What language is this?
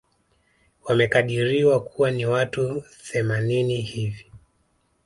Swahili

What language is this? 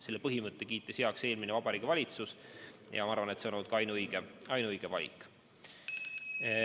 Estonian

